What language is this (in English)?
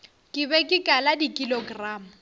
Northern Sotho